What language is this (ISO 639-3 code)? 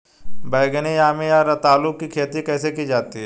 hin